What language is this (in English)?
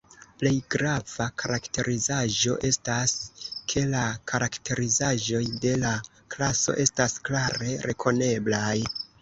Esperanto